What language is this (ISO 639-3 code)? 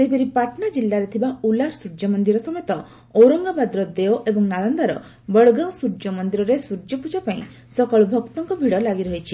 ori